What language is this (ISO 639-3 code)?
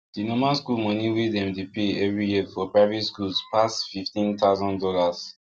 pcm